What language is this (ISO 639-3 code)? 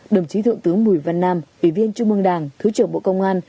vie